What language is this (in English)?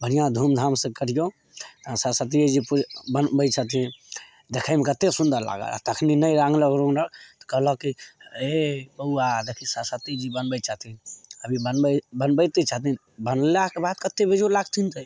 Maithili